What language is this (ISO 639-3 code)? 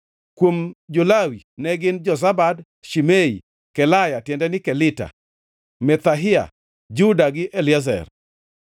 luo